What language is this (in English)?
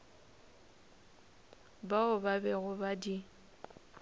Northern Sotho